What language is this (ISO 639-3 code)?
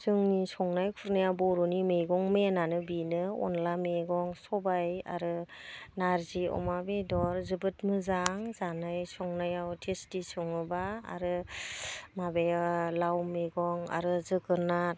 brx